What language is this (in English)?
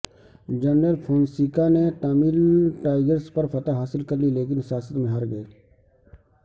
Urdu